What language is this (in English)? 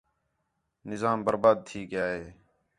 Khetrani